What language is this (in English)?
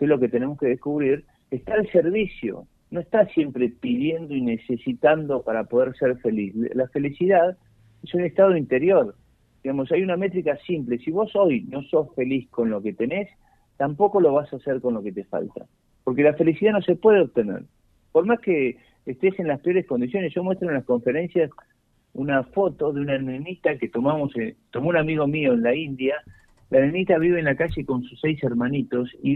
Spanish